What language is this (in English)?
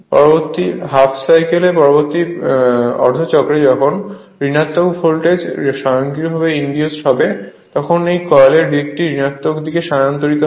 Bangla